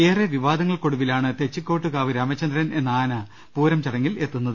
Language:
Malayalam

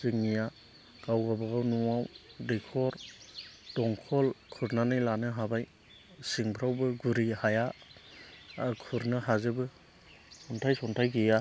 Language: Bodo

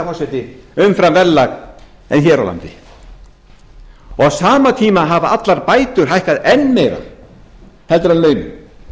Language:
Icelandic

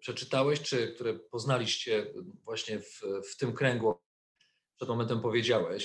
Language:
Polish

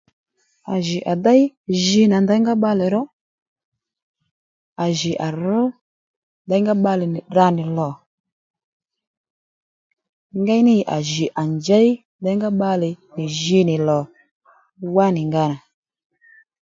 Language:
Lendu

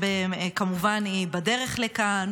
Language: Hebrew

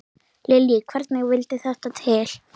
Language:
Icelandic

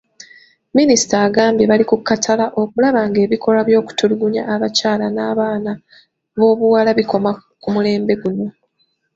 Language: Ganda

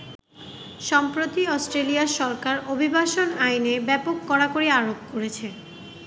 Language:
Bangla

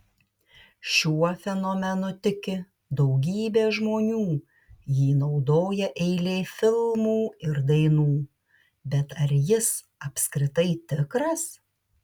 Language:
Lithuanian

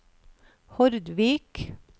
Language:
Norwegian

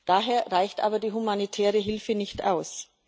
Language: German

